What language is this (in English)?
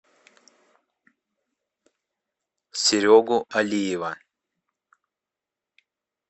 Russian